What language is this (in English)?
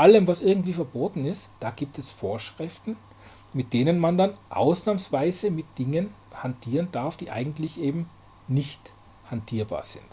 German